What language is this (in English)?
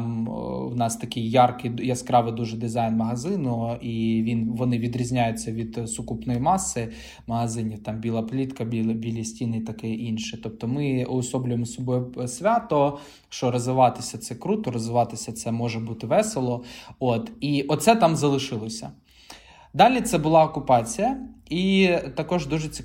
Ukrainian